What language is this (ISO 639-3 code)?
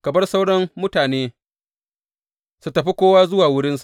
hau